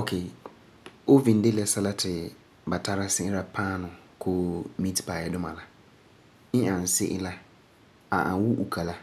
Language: Frafra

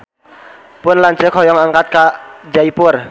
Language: Sundanese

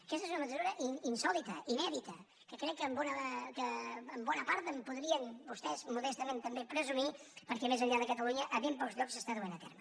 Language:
Catalan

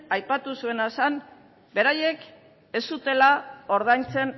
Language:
Basque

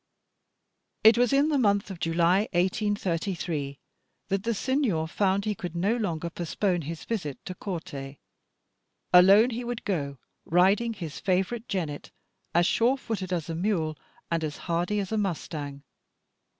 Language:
English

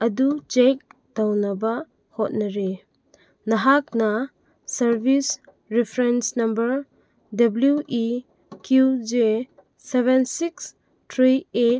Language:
Manipuri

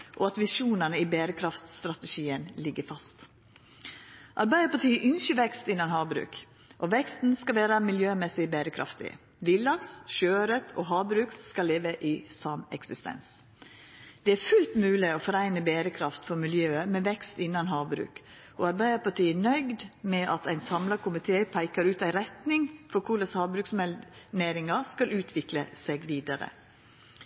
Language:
Norwegian Nynorsk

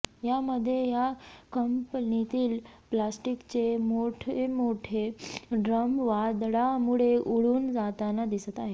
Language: Marathi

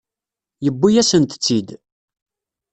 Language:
Kabyle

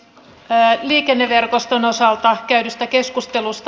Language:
Finnish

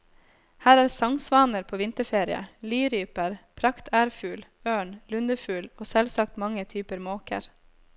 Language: Norwegian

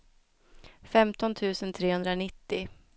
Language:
Swedish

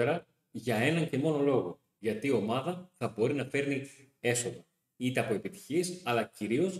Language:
Greek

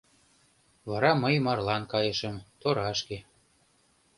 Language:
Mari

